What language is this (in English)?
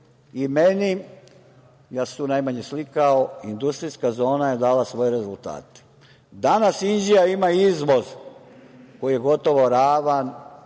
Serbian